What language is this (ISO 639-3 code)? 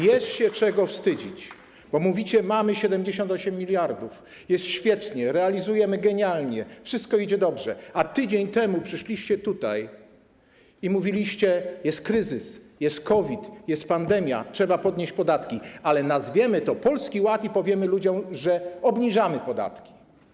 pol